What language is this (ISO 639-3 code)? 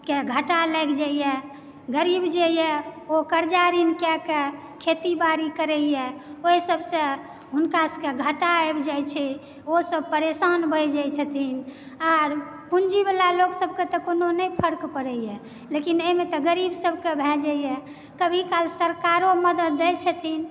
mai